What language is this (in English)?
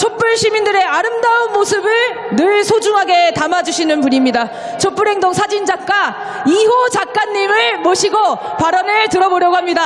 Korean